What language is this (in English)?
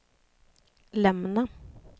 Swedish